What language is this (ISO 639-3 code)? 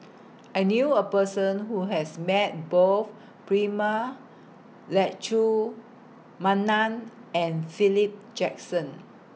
eng